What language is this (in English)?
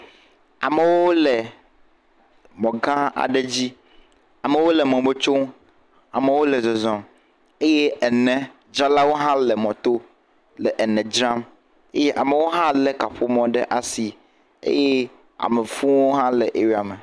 Ewe